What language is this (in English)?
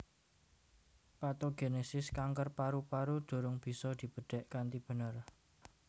Javanese